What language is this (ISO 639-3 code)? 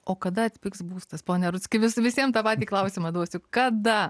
lit